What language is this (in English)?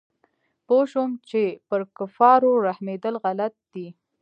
Pashto